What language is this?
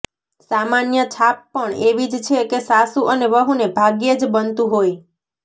Gujarati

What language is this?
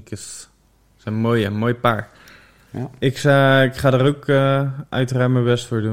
Dutch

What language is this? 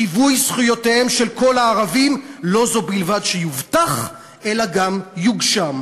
Hebrew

